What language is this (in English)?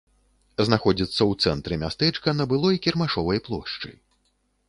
Belarusian